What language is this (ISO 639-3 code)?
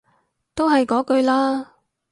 yue